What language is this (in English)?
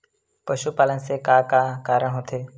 Chhattisgarhi